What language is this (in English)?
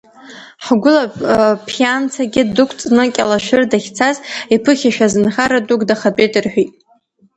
Abkhazian